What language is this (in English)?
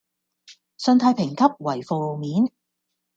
Cantonese